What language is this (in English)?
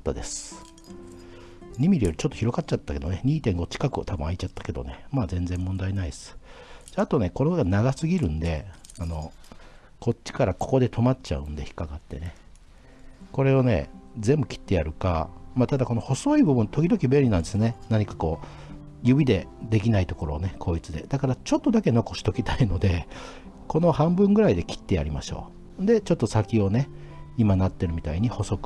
Japanese